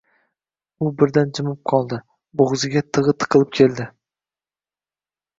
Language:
Uzbek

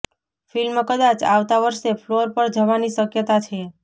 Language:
Gujarati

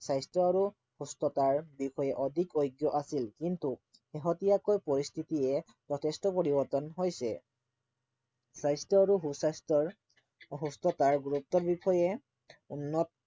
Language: Assamese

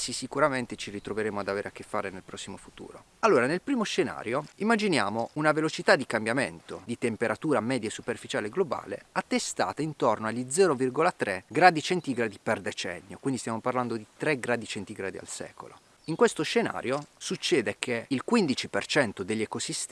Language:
Italian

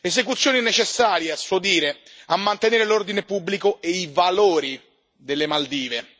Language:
Italian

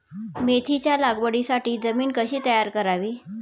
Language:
Marathi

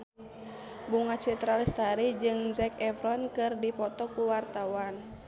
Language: Sundanese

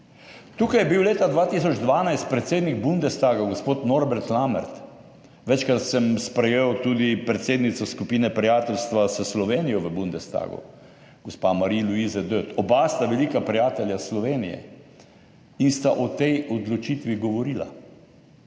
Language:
Slovenian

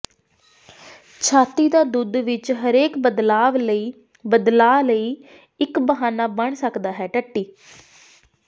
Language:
Punjabi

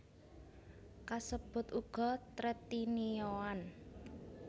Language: Javanese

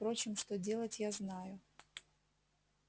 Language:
Russian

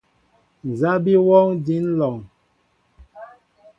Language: Mbo (Cameroon)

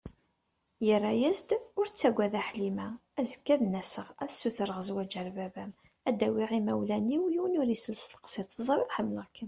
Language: Kabyle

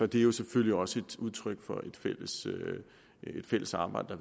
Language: Danish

